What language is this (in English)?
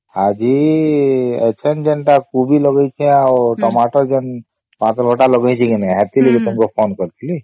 Odia